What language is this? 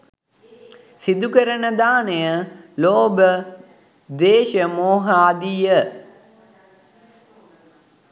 Sinhala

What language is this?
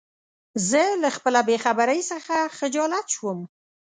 Pashto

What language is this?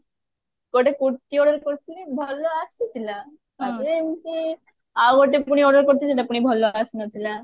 Odia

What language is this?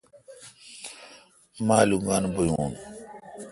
Kalkoti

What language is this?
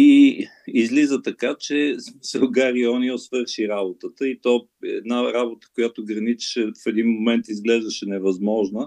Bulgarian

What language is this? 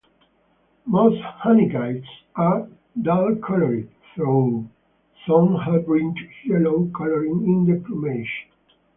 English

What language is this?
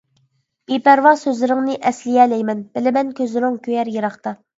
Uyghur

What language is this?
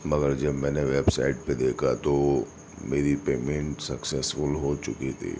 Urdu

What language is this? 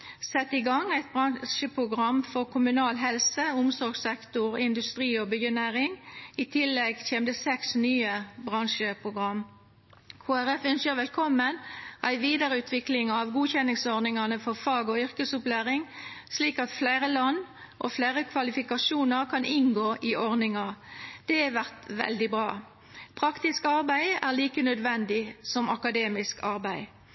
Norwegian Nynorsk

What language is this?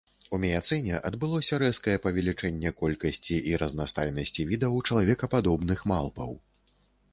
Belarusian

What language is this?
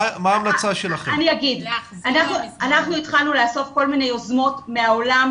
Hebrew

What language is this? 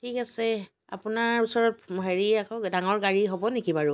Assamese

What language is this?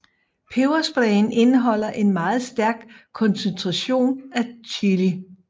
Danish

